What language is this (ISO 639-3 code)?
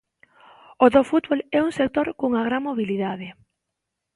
glg